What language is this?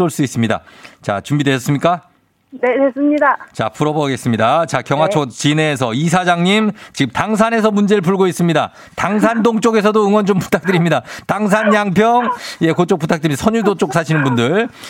Korean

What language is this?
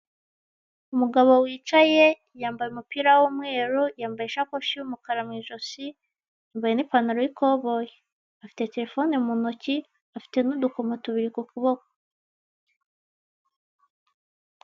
Kinyarwanda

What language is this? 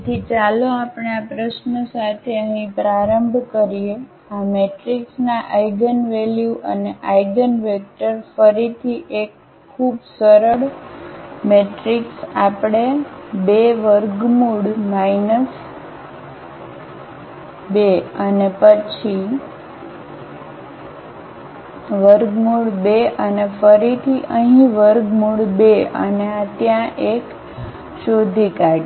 Gujarati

